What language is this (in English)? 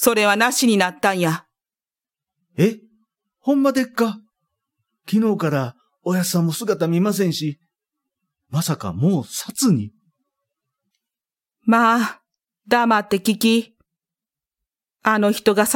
Japanese